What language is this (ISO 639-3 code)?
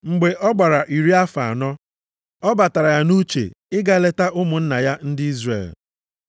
ibo